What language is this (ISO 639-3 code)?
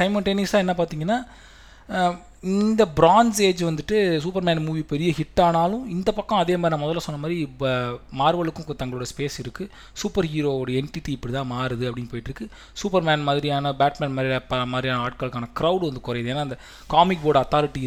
tam